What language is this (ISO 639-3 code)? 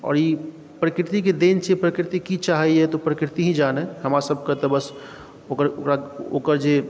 mai